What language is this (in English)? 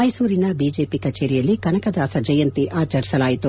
Kannada